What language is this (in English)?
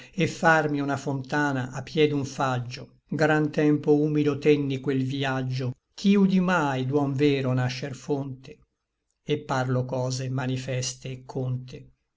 Italian